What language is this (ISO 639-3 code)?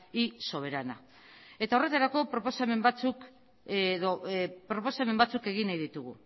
eus